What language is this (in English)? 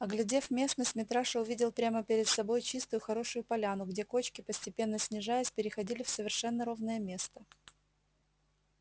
Russian